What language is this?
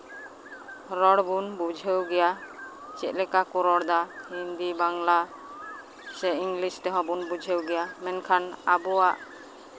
Santali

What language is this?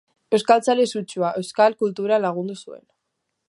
Basque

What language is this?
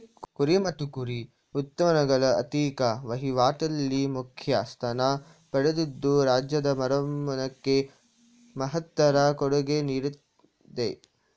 Kannada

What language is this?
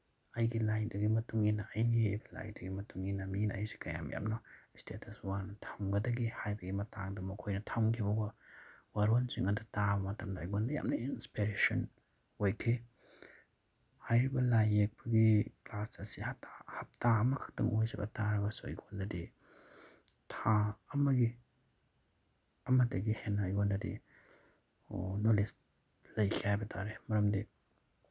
Manipuri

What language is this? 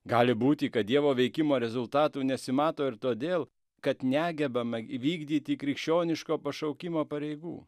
Lithuanian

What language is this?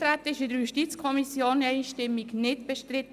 Swiss German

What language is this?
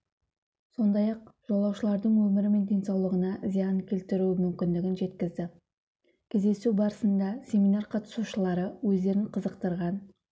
Kazakh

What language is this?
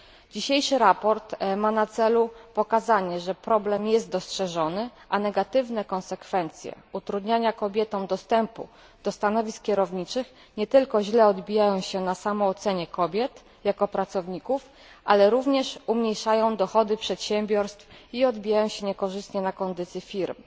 Polish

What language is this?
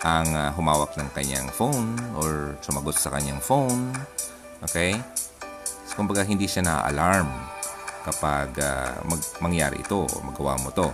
Filipino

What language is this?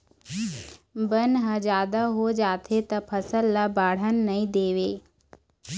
Chhattisgarhi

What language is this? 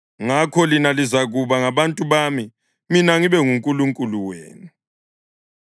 North Ndebele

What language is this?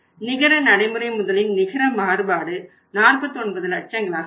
Tamil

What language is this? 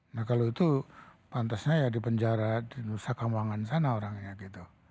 Indonesian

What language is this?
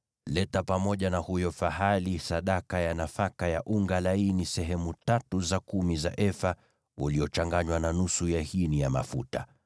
Swahili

